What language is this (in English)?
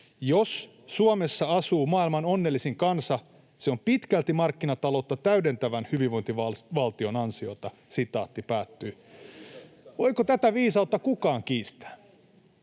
Finnish